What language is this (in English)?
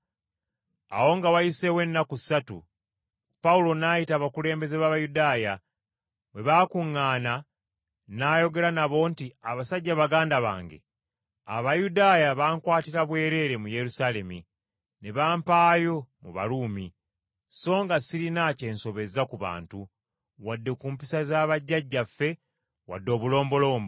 Ganda